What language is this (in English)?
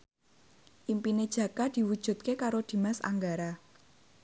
Javanese